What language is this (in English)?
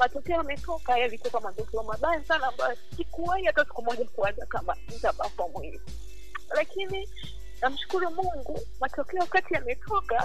Swahili